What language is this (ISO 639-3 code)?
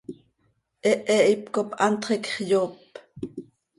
sei